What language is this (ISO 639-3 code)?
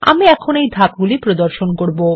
ben